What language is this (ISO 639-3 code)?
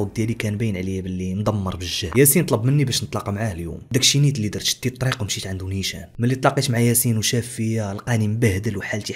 ara